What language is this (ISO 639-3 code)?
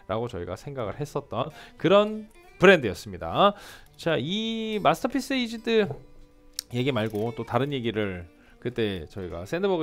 kor